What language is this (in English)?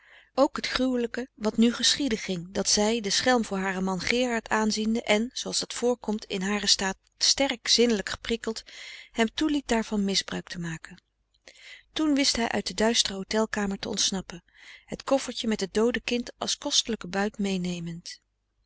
Dutch